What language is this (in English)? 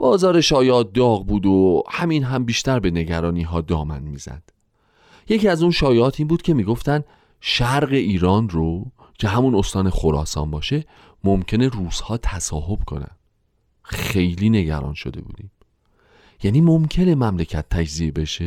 Persian